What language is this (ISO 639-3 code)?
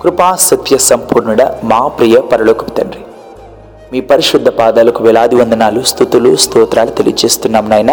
tel